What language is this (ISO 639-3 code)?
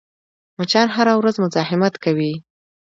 pus